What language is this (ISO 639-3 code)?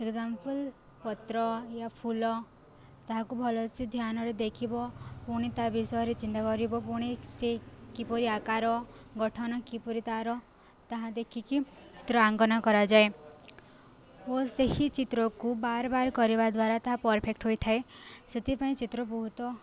ori